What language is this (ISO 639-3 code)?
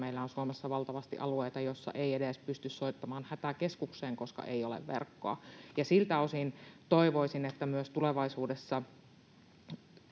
fin